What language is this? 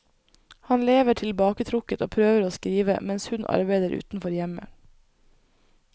Norwegian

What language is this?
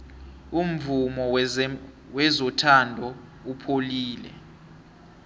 South Ndebele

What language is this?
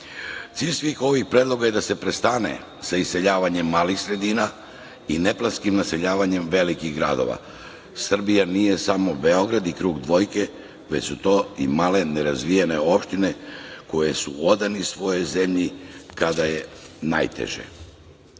Serbian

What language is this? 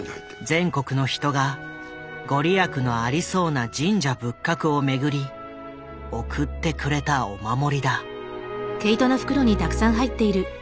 Japanese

